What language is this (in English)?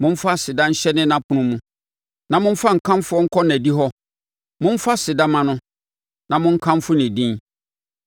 Akan